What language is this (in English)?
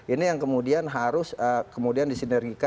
Indonesian